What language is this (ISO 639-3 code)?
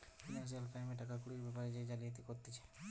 ben